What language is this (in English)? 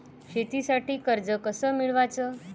Marathi